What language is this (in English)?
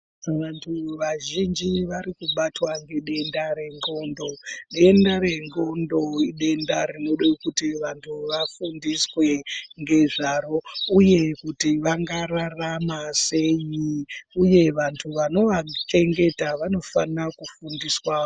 Ndau